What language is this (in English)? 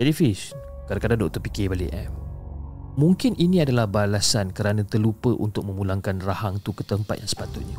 Malay